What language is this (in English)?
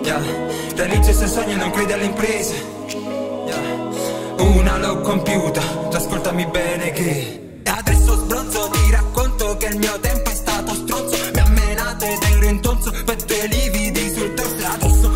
Italian